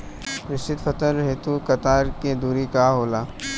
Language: Bhojpuri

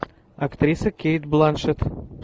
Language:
Russian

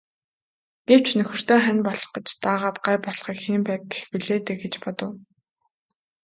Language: Mongolian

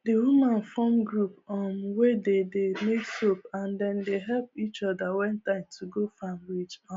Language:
Nigerian Pidgin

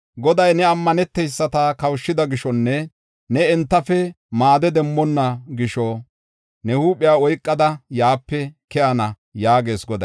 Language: Gofa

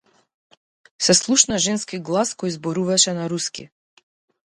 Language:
Macedonian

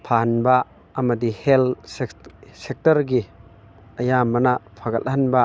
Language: Manipuri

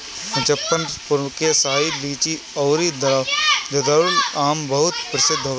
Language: Bhojpuri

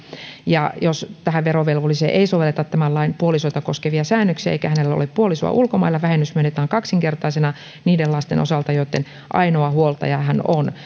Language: Finnish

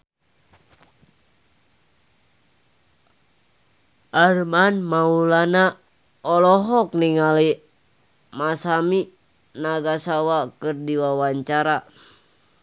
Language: Sundanese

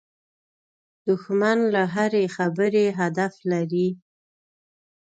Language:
Pashto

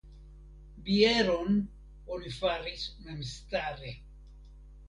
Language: Esperanto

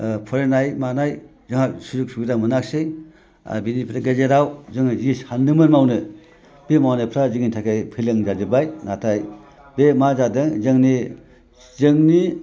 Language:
Bodo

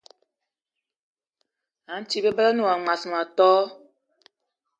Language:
Eton (Cameroon)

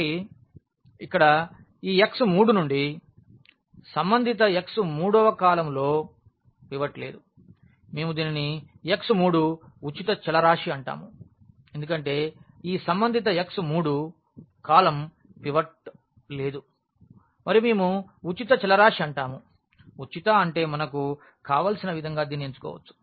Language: Telugu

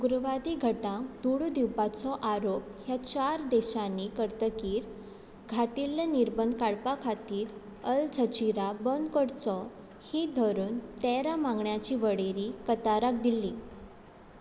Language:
Konkani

